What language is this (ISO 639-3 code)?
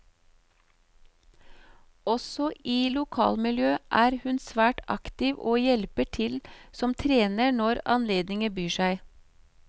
nor